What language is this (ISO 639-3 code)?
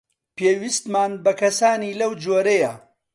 ckb